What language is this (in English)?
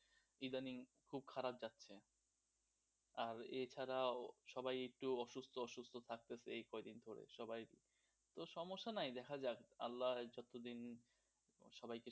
Bangla